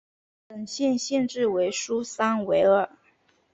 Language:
Chinese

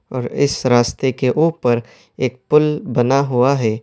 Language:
Urdu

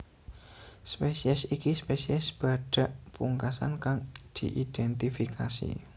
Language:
Javanese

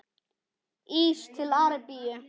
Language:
Icelandic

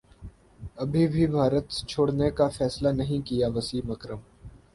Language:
Urdu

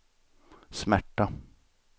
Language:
Swedish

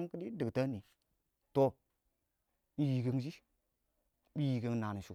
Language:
Awak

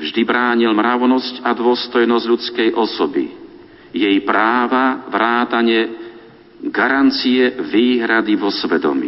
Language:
Slovak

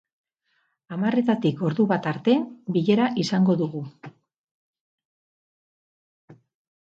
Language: Basque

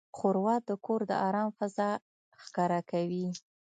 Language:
Pashto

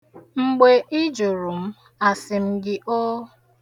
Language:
Igbo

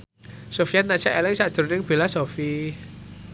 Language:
Javanese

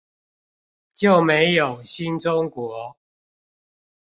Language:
Chinese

